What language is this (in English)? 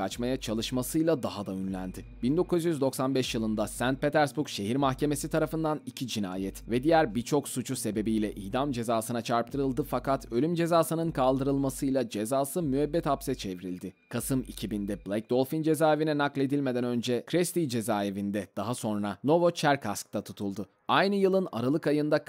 Turkish